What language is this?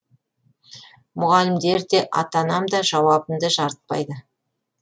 Kazakh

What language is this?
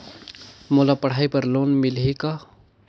Chhattisgarhi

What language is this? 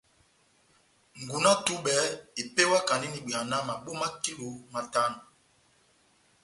Batanga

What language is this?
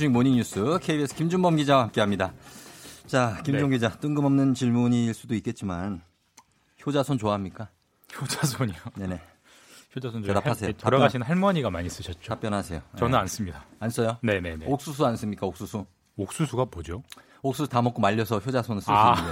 Korean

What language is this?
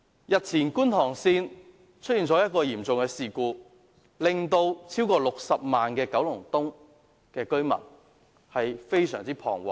Cantonese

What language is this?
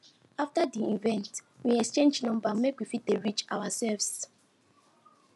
Nigerian Pidgin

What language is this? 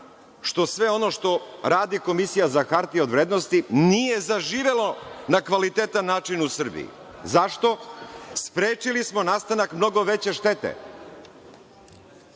Serbian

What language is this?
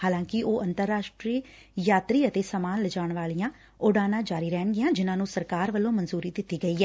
Punjabi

